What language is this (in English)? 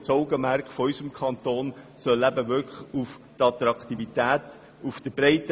Swiss German